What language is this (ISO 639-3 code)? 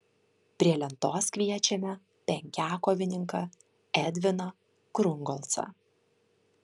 lit